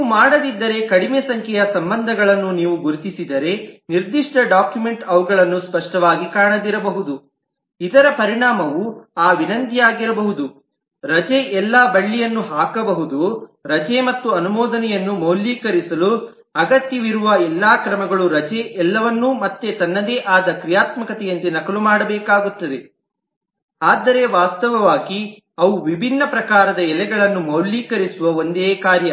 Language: Kannada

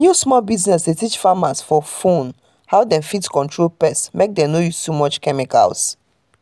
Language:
Nigerian Pidgin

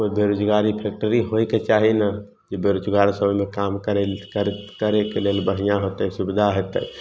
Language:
Maithili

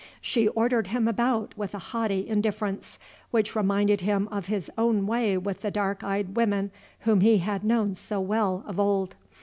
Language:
English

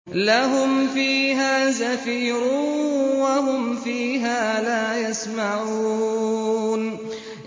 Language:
Arabic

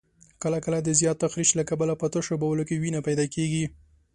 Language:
Pashto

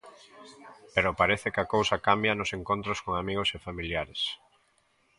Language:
Galician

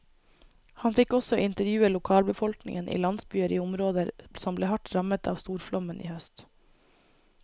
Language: Norwegian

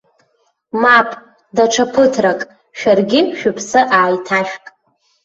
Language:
Abkhazian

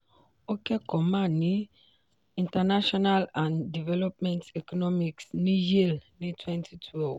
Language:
Yoruba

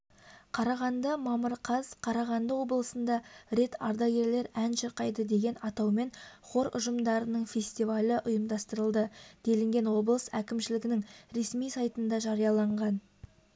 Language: Kazakh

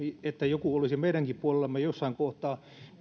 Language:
Finnish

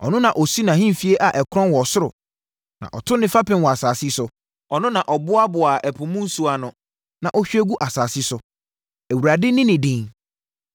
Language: Akan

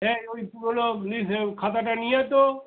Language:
Bangla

